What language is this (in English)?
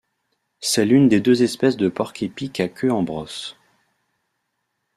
French